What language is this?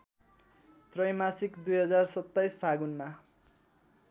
Nepali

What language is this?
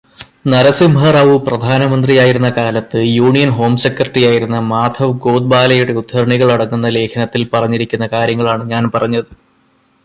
Malayalam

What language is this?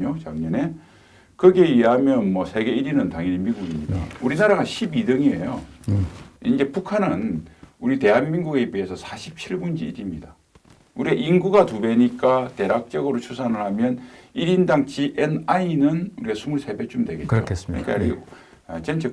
Korean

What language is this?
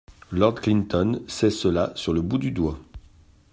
French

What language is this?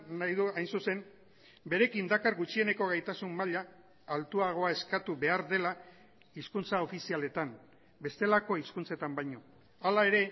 Basque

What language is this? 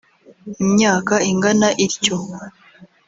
Kinyarwanda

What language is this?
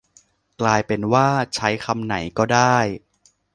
Thai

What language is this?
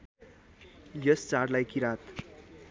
Nepali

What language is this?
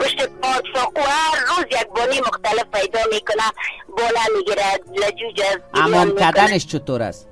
Persian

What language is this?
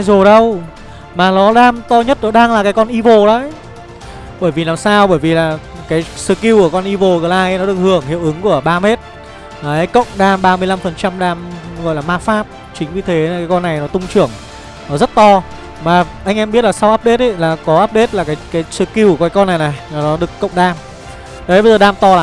Vietnamese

